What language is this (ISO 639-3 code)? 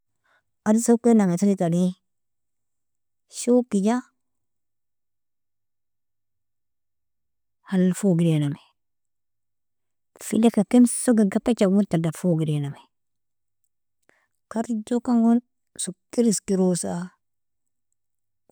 fia